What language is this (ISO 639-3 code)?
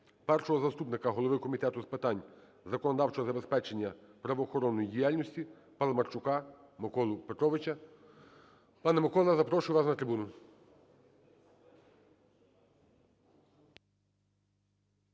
ukr